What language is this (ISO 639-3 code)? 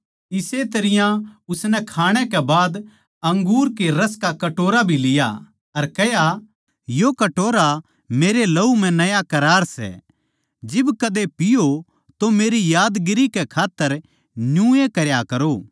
bgc